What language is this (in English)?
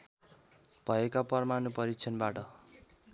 Nepali